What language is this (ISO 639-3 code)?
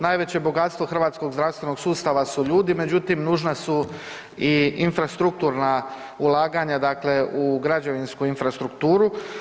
hrv